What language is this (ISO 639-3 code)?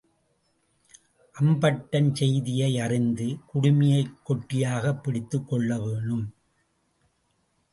tam